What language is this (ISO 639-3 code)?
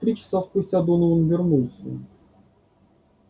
rus